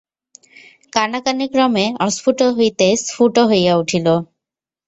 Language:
Bangla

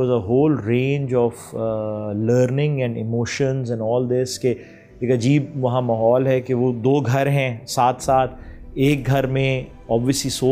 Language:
Urdu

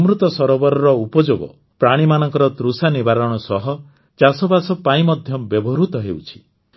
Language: Odia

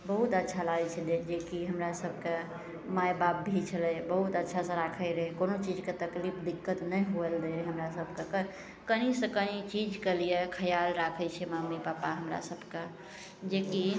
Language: Maithili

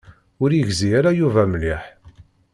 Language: Kabyle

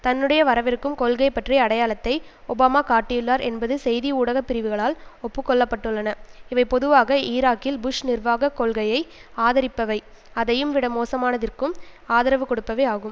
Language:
Tamil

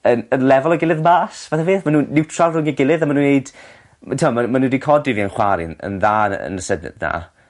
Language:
Welsh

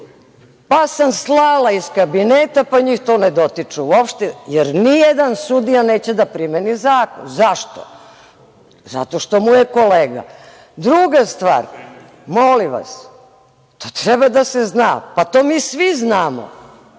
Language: Serbian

